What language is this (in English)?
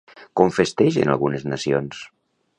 Catalan